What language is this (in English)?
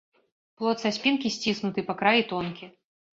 Belarusian